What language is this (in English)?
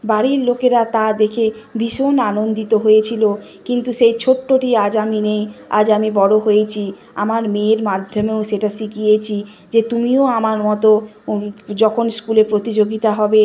Bangla